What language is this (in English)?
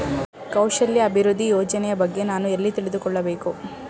Kannada